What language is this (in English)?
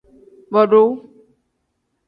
Tem